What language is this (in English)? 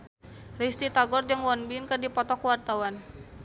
Sundanese